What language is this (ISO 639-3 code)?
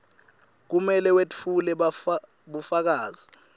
ssw